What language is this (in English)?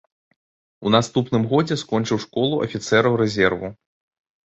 Belarusian